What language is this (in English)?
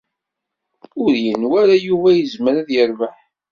Kabyle